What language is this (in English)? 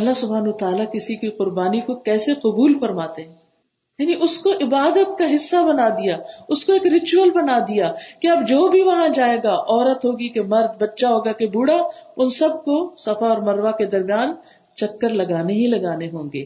Urdu